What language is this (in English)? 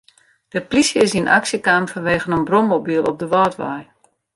Western Frisian